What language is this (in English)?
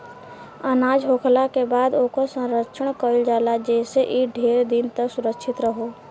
Bhojpuri